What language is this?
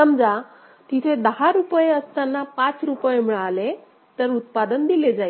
Marathi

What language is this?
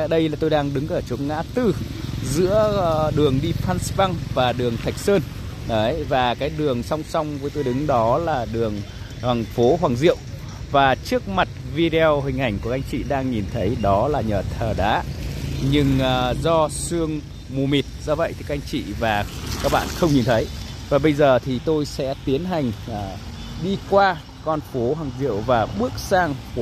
Vietnamese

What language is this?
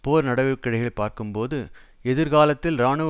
Tamil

